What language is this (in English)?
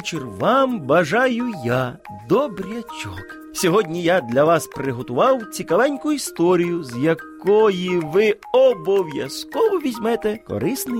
Ukrainian